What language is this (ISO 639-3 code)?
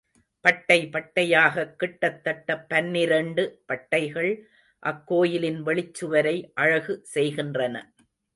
tam